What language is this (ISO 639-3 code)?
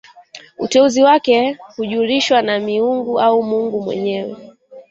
swa